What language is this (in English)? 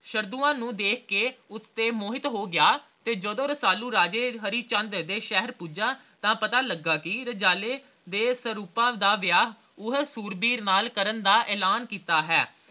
Punjabi